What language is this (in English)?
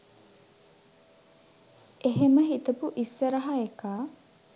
Sinhala